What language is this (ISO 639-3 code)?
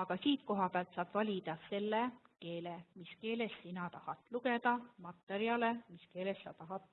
deu